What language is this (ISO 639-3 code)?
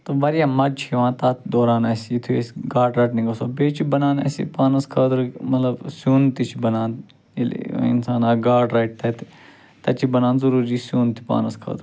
kas